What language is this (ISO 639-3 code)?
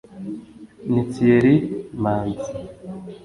kin